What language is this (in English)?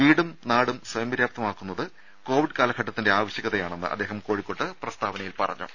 Malayalam